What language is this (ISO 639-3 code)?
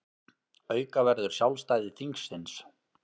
isl